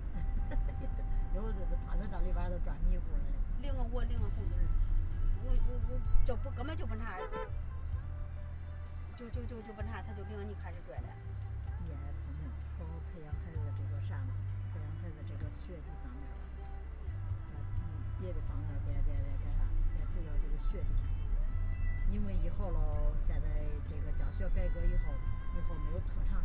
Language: Chinese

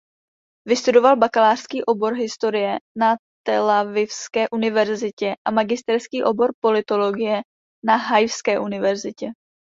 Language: Czech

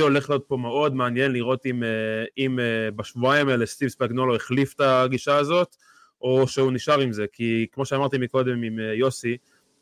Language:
Hebrew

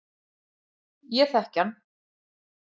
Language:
Icelandic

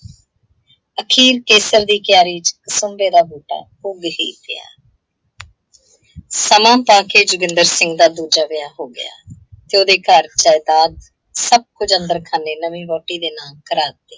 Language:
Punjabi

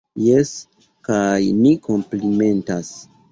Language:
Esperanto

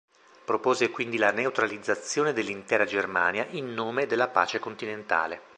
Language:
Italian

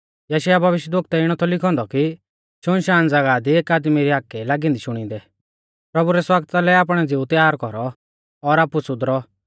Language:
Mahasu Pahari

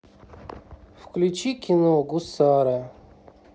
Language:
Russian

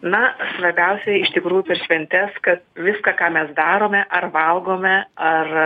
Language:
Lithuanian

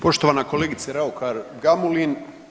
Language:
Croatian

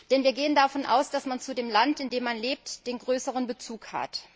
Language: German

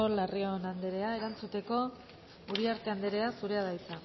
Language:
Basque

